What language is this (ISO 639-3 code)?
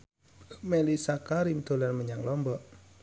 jav